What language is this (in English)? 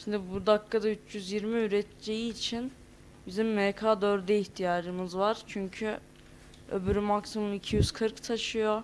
Turkish